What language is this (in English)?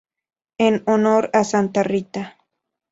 Spanish